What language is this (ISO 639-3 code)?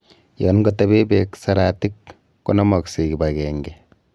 kln